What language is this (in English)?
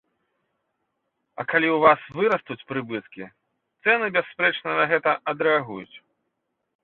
Belarusian